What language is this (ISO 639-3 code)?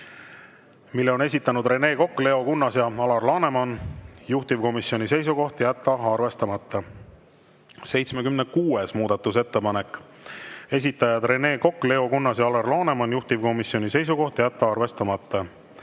est